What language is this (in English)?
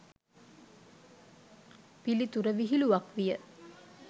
Sinhala